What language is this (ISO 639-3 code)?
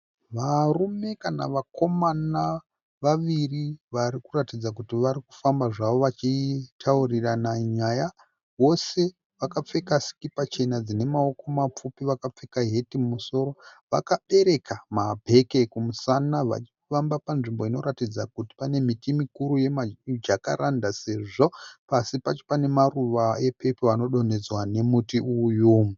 sna